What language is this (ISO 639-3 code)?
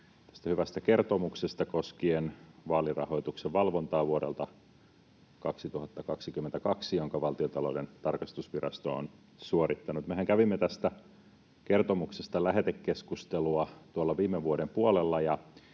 fin